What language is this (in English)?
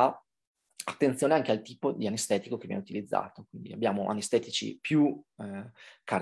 Italian